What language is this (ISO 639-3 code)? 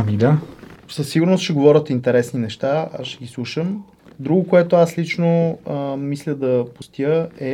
bul